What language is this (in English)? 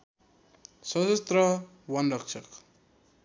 Nepali